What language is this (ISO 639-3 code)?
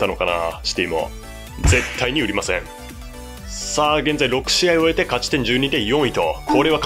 jpn